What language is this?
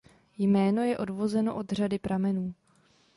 Czech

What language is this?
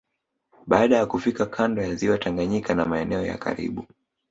Swahili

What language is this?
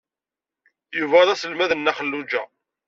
Kabyle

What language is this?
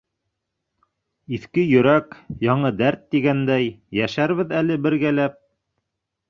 Bashkir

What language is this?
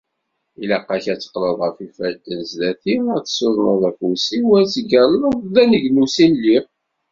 Kabyle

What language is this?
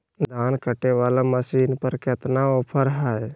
Magahi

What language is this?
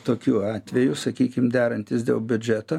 Lithuanian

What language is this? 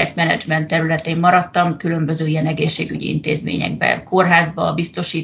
Hungarian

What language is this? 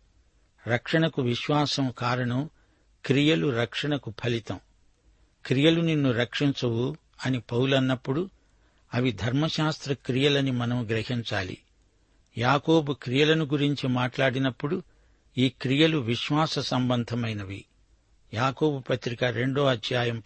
Telugu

